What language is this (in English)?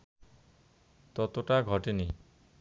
Bangla